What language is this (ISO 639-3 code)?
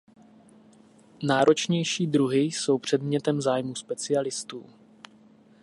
ces